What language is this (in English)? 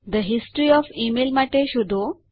Gujarati